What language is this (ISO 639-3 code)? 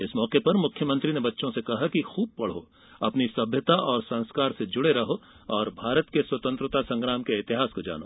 hin